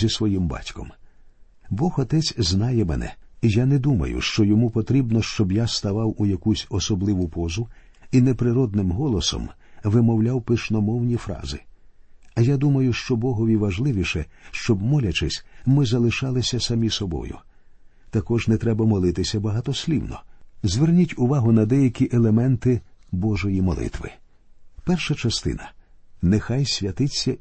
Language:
Ukrainian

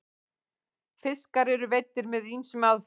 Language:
Icelandic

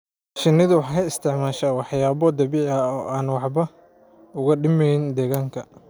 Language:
Somali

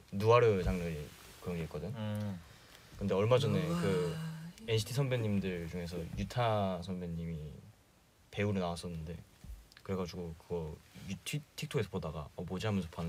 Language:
Korean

